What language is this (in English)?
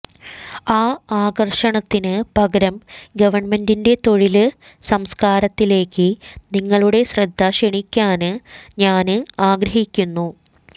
Malayalam